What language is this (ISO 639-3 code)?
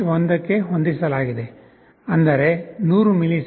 kan